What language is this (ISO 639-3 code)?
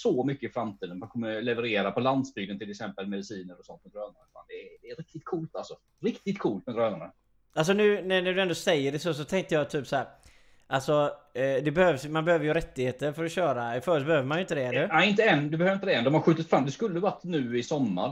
swe